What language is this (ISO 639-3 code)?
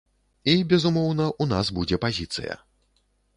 bel